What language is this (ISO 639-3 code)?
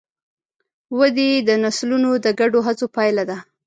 pus